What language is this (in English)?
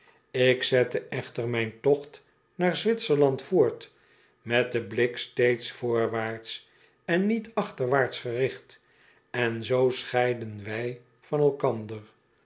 Dutch